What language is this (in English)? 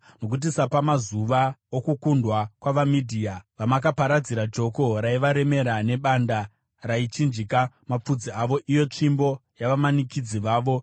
Shona